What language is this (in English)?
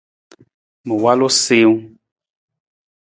Nawdm